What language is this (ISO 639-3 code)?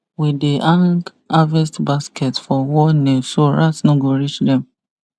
pcm